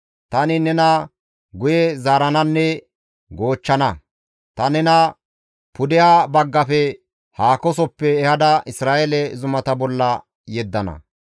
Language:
Gamo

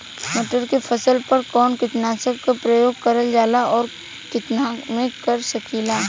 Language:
Bhojpuri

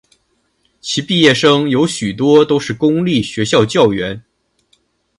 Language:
Chinese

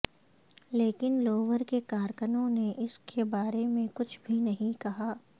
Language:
Urdu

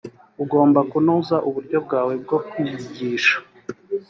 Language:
Kinyarwanda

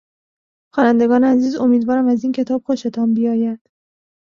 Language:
Persian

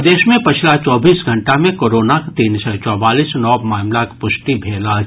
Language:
Maithili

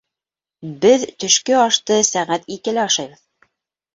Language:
Bashkir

